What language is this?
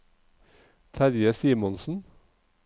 Norwegian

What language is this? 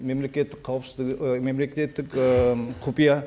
Kazakh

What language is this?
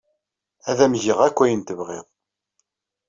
Kabyle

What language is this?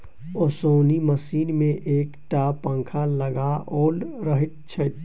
Maithili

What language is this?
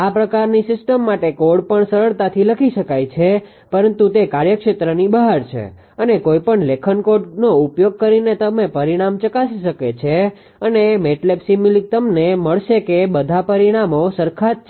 Gujarati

